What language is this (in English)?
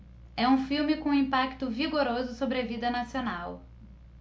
Portuguese